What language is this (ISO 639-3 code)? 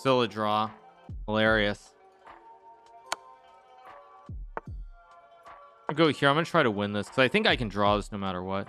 eng